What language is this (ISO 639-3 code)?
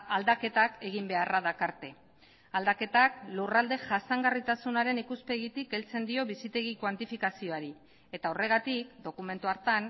eus